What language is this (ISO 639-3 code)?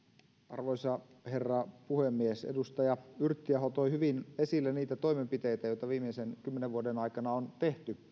fin